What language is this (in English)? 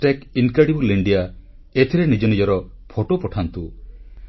Odia